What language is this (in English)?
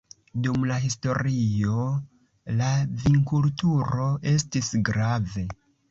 Esperanto